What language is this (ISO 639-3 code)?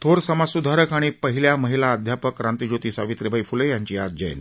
mar